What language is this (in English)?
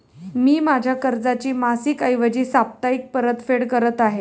Marathi